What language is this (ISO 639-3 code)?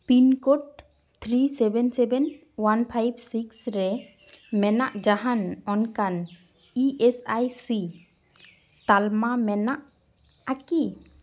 sat